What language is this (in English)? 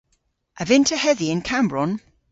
Cornish